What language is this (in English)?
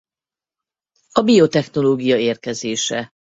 Hungarian